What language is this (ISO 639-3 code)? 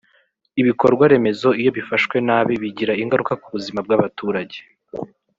kin